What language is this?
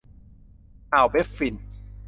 Thai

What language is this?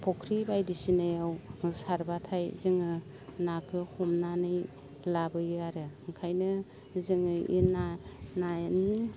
Bodo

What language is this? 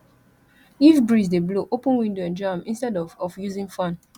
Nigerian Pidgin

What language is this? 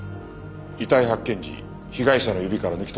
Japanese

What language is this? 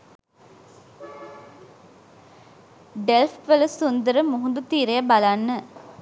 Sinhala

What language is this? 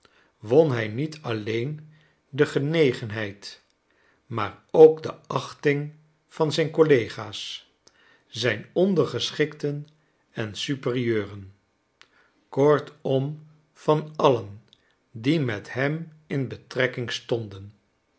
Dutch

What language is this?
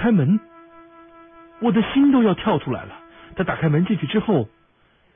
Chinese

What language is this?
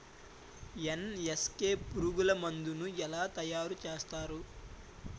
Telugu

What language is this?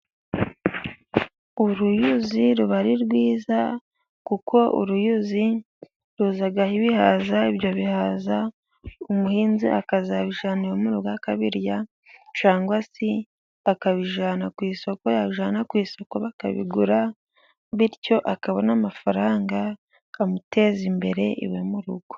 Kinyarwanda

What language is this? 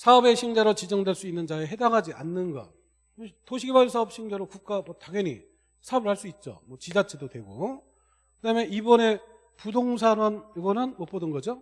Korean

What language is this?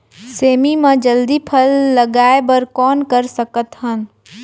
Chhattisgarhi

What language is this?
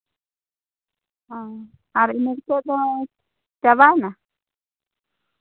Santali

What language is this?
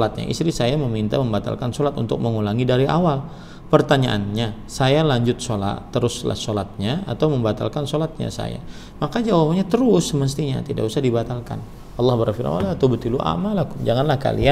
Indonesian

